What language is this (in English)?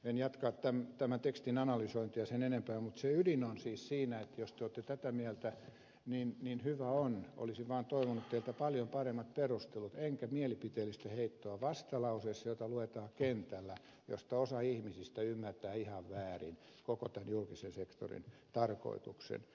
Finnish